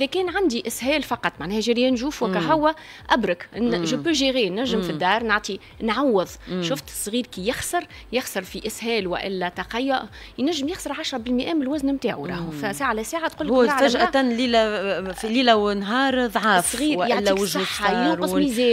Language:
Arabic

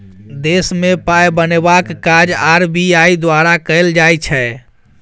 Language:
Maithili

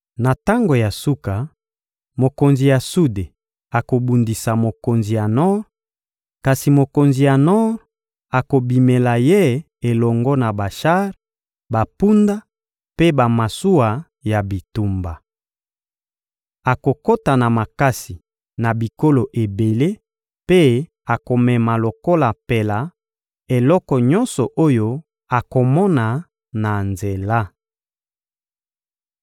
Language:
Lingala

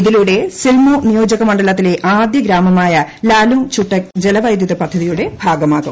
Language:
Malayalam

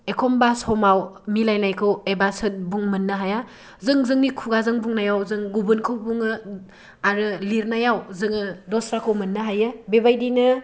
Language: Bodo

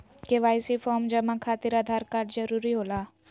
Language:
Magahi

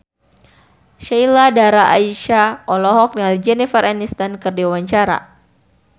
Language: Sundanese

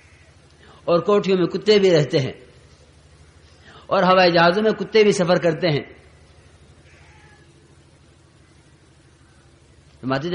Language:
Arabic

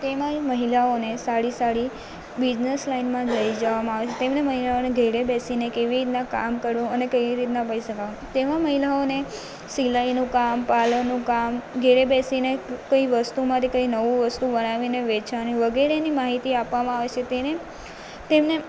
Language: Gujarati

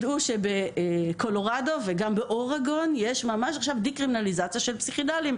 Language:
Hebrew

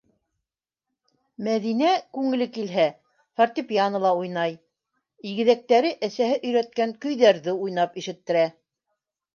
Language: Bashkir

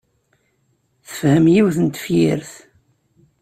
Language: Kabyle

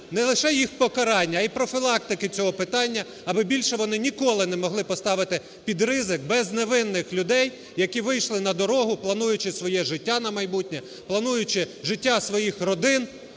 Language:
Ukrainian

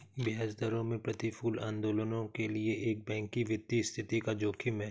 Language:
Hindi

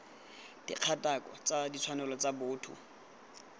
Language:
Tswana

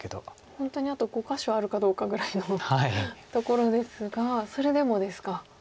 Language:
Japanese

